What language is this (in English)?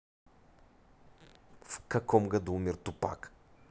Russian